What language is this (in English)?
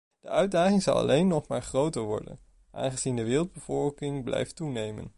Dutch